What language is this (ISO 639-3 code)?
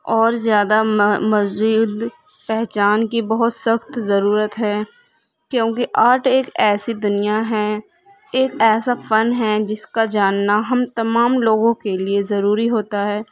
urd